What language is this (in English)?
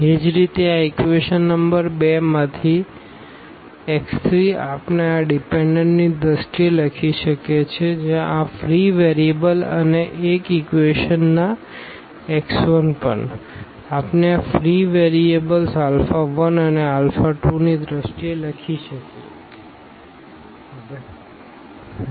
Gujarati